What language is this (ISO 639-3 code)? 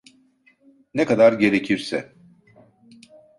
tur